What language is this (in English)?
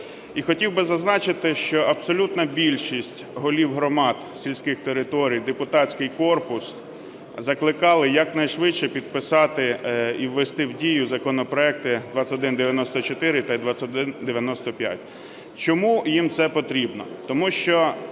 Ukrainian